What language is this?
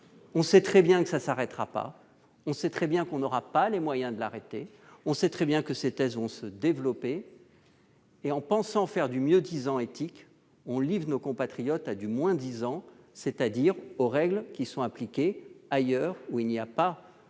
French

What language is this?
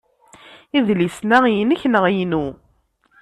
Kabyle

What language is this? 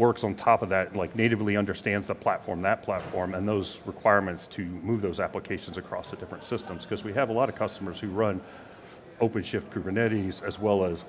English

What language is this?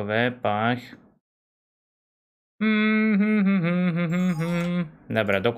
Polish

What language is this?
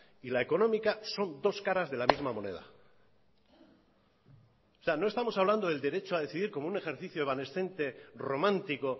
Spanish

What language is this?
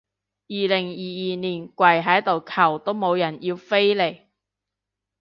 Cantonese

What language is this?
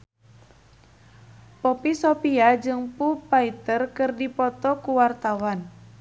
Sundanese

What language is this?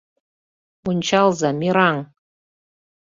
Mari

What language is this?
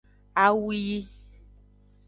Aja (Benin)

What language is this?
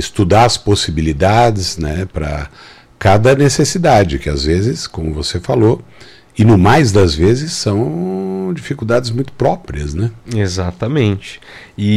Portuguese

